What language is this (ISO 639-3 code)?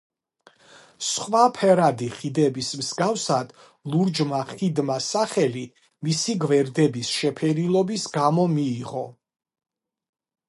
kat